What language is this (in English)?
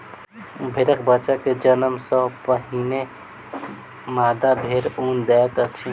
Maithili